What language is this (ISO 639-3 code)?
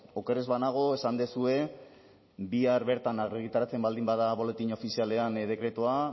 eus